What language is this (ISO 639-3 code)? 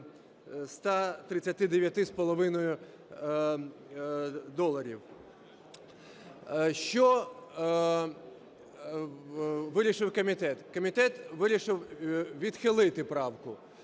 ukr